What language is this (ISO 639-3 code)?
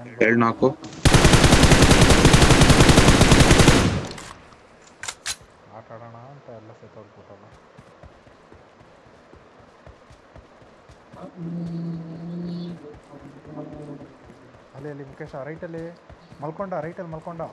tha